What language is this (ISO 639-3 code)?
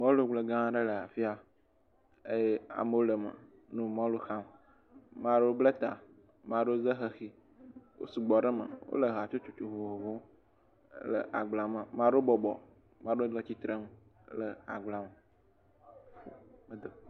ewe